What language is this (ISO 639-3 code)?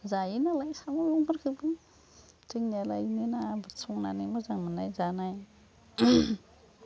brx